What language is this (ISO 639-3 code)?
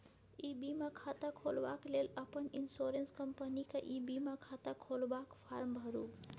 mai